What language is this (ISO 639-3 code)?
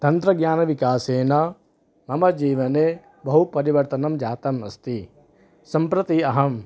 san